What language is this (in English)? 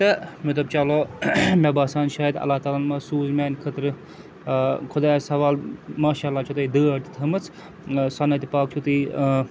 Kashmiri